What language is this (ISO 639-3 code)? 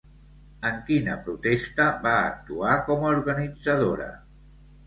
cat